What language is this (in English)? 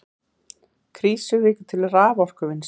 Icelandic